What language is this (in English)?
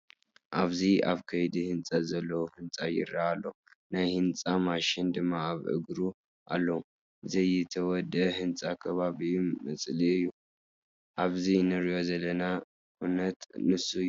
Tigrinya